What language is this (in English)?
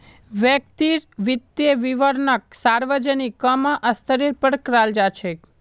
Magahi